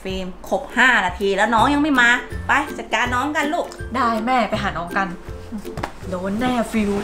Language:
Thai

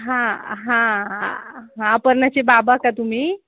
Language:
Marathi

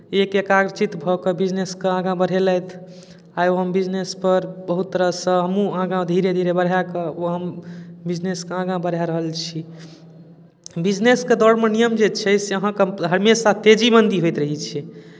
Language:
Maithili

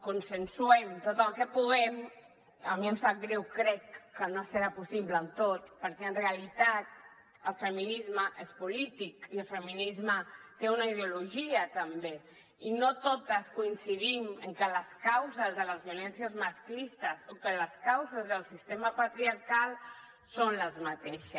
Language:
Catalan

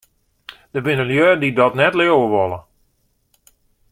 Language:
Western Frisian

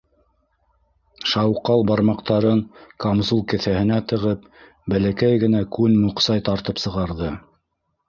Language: Bashkir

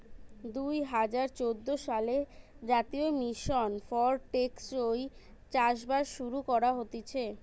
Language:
Bangla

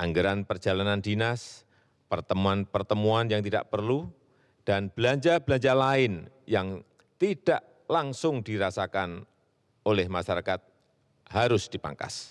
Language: Indonesian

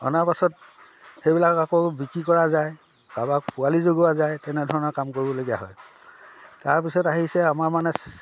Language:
Assamese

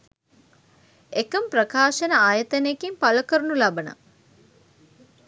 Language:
Sinhala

